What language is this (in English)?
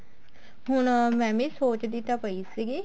Punjabi